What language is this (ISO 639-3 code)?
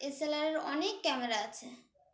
ben